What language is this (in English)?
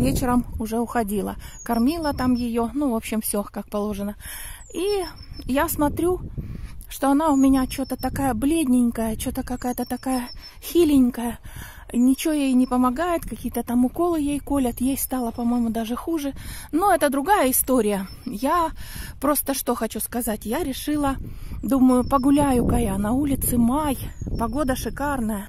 Russian